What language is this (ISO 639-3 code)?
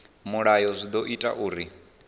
ven